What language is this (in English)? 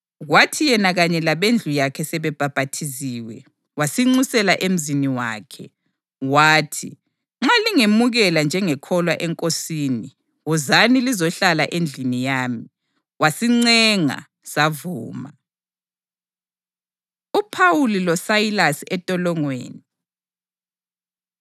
North Ndebele